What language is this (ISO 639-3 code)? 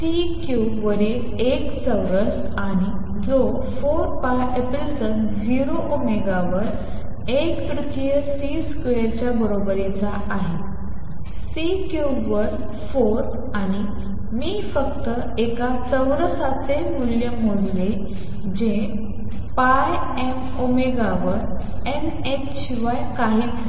mar